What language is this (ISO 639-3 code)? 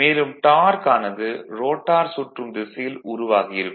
tam